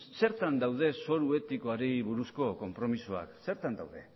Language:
Basque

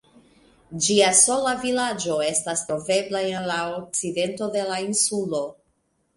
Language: Esperanto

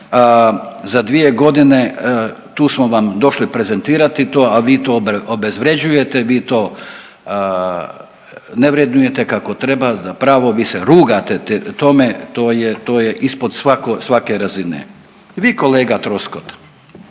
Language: Croatian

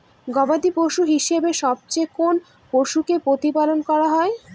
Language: Bangla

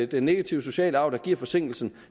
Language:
Danish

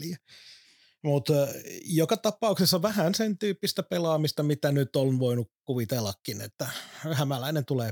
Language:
Finnish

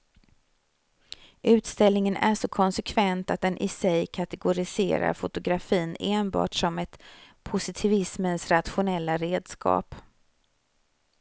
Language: Swedish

